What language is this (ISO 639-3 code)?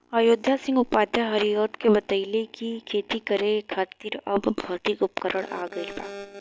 bho